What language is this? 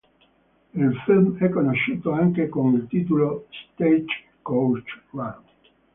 Italian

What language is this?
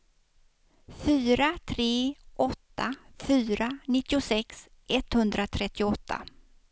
Swedish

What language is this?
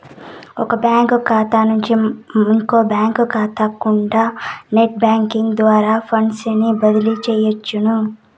Telugu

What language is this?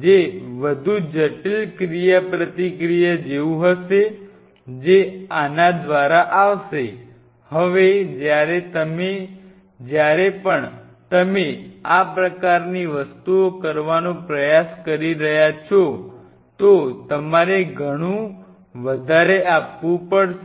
Gujarati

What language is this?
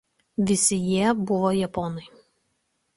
Lithuanian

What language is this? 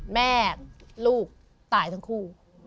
Thai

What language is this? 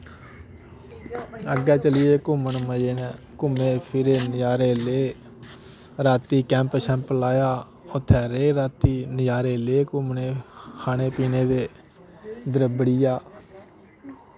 Dogri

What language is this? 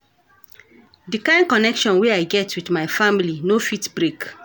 Nigerian Pidgin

